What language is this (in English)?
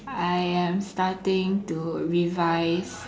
English